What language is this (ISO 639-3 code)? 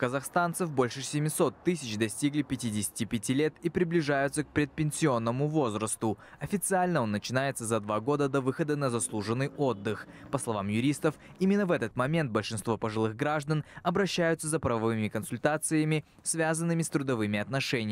rus